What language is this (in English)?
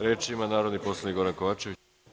Serbian